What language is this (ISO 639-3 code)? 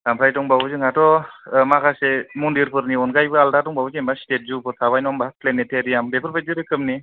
brx